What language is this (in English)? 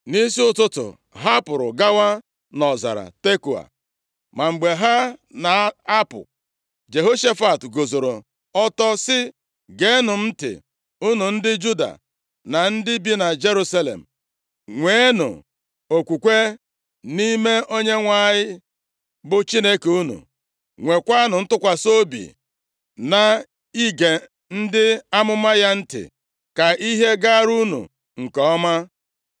Igbo